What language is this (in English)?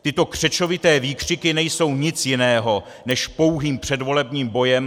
Czech